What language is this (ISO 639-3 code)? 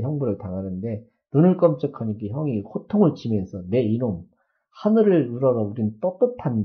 kor